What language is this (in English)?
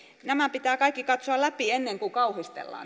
Finnish